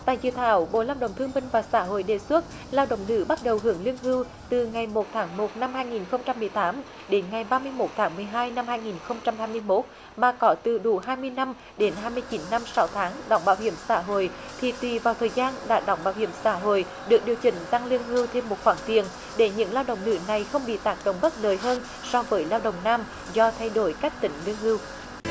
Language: Vietnamese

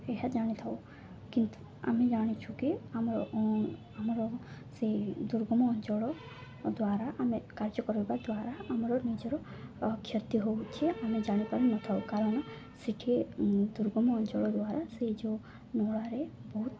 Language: Odia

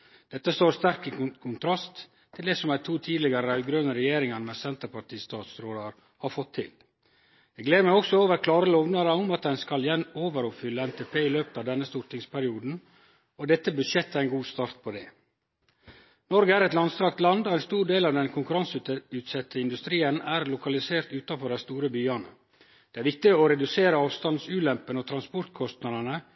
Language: Norwegian Nynorsk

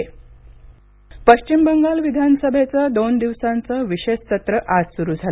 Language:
Marathi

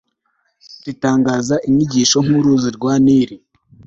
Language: Kinyarwanda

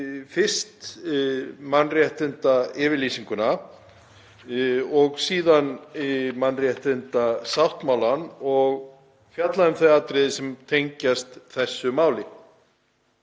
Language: Icelandic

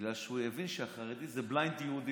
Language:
Hebrew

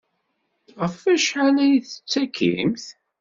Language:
Kabyle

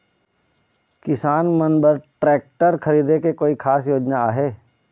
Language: Chhattisgarhi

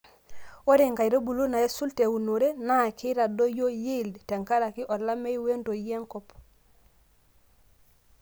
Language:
Masai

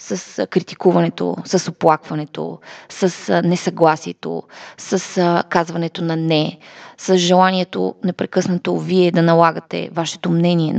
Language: Bulgarian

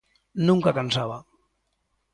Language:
Galician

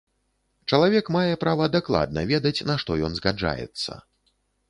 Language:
Belarusian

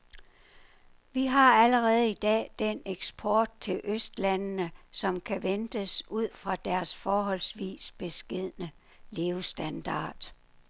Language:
Danish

